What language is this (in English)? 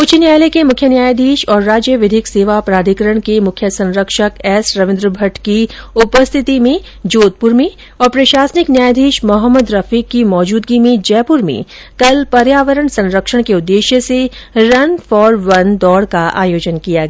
Hindi